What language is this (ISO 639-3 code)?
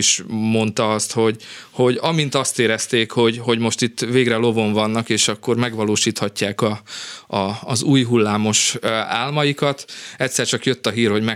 hun